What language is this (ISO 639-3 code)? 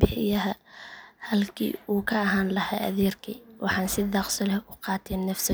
som